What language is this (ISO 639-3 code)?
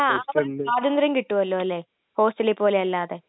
mal